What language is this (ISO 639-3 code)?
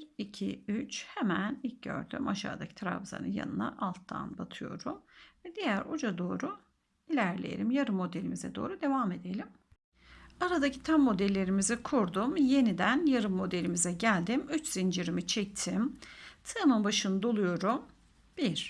tur